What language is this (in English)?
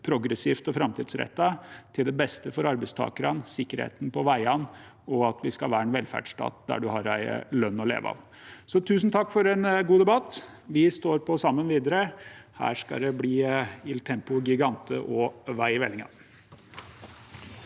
Norwegian